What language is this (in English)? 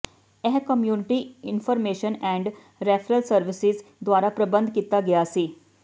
Punjabi